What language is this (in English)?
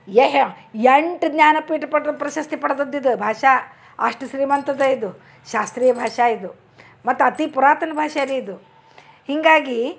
Kannada